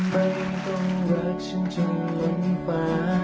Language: Thai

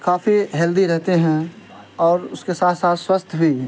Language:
Urdu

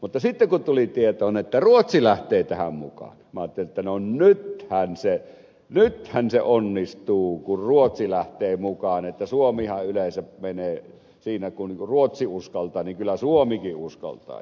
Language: Finnish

